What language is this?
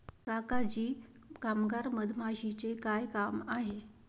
Marathi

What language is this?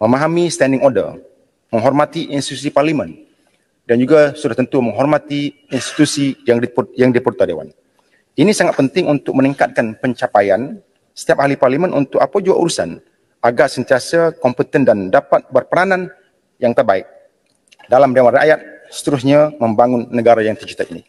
Malay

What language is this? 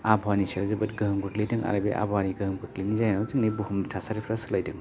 Bodo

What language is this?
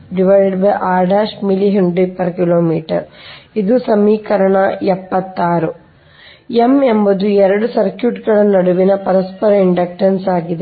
Kannada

